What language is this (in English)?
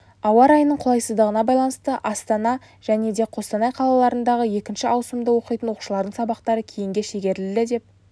Kazakh